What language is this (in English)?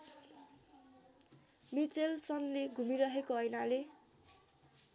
Nepali